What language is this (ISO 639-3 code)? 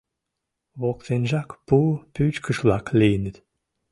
chm